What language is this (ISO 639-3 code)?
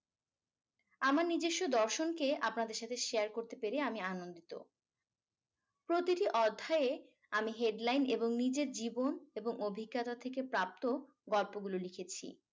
ben